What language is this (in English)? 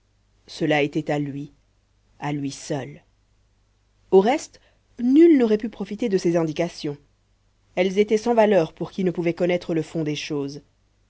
French